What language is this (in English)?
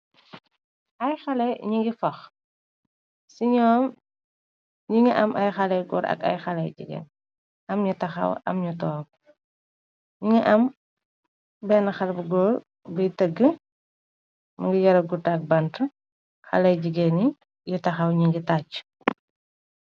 Wolof